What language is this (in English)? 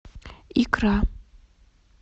Russian